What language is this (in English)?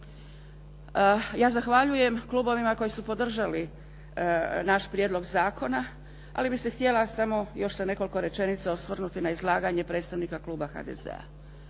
Croatian